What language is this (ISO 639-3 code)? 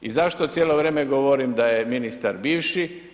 hrv